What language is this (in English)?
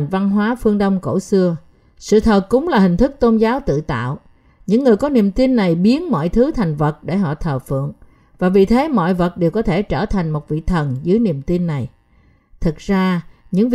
Vietnamese